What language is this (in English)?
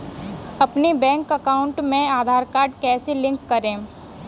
Hindi